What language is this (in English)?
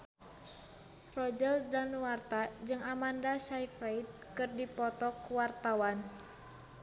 Sundanese